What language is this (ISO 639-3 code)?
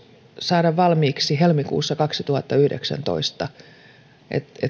fin